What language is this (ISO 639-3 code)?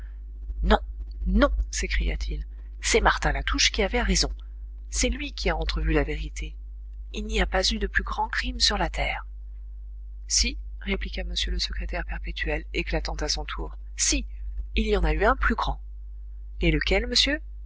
fra